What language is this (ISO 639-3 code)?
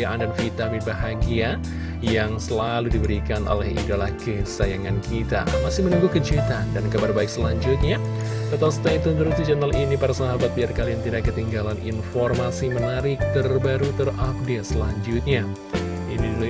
ind